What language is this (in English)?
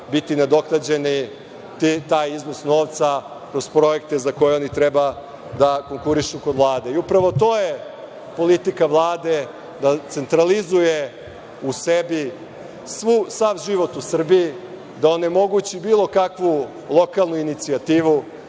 Serbian